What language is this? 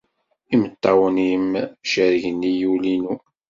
Kabyle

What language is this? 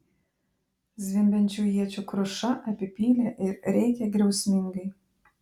Lithuanian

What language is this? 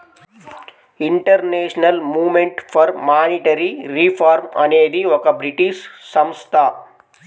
Telugu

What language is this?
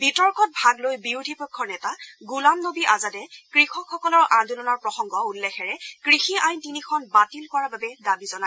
Assamese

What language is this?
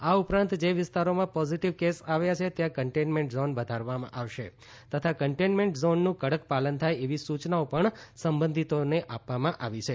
Gujarati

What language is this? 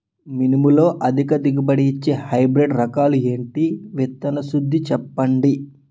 Telugu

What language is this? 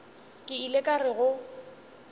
Northern Sotho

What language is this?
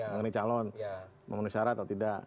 Indonesian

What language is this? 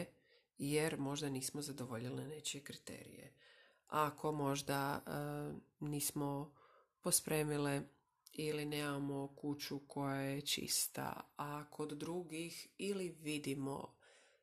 Croatian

